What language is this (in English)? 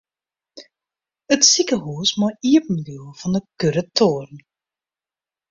Western Frisian